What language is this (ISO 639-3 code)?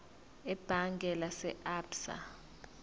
zul